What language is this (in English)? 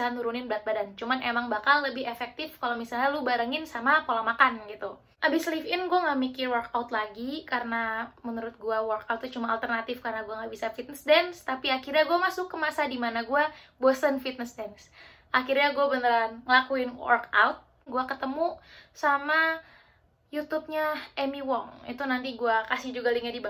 Indonesian